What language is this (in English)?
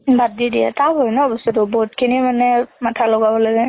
Assamese